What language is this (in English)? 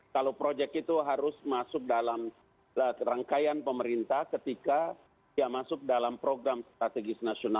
Indonesian